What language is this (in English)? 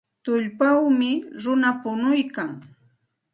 Santa Ana de Tusi Pasco Quechua